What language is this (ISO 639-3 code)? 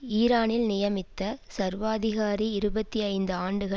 tam